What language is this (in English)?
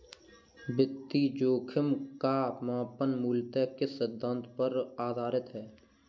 Hindi